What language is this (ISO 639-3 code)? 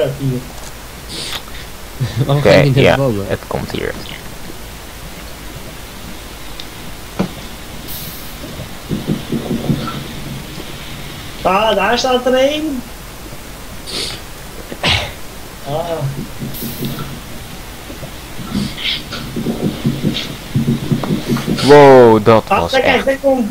nld